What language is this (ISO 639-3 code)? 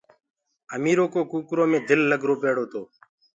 ggg